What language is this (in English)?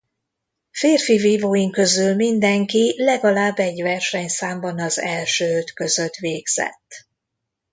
Hungarian